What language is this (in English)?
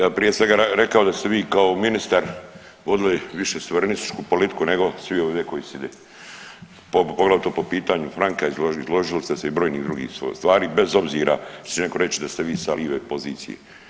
Croatian